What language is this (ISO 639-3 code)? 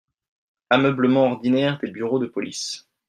fra